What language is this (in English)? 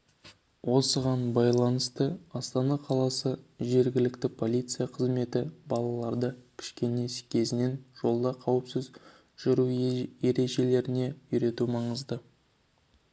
Kazakh